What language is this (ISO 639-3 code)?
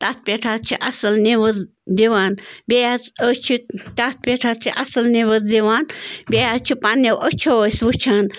kas